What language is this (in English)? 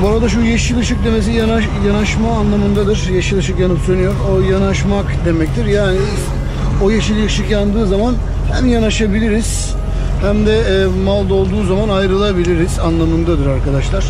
Turkish